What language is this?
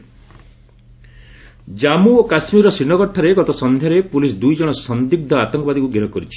Odia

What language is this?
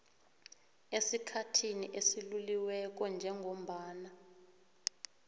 South Ndebele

